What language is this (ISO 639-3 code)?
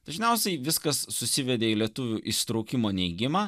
lit